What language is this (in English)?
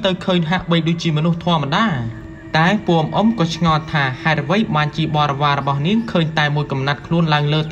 Thai